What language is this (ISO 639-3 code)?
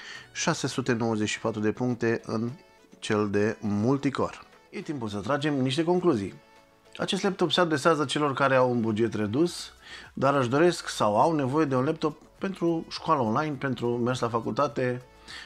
ron